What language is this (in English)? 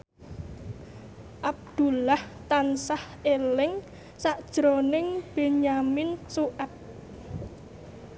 Javanese